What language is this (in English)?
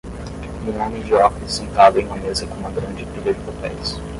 Portuguese